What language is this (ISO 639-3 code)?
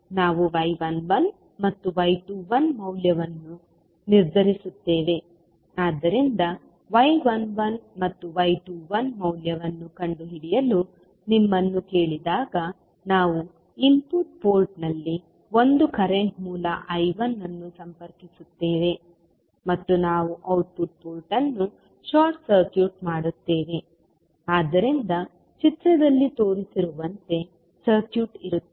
kan